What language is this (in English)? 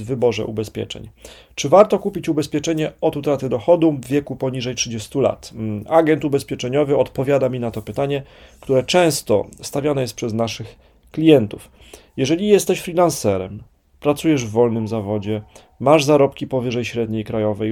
Polish